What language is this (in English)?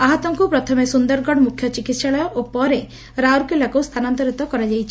Odia